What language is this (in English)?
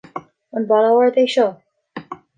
Irish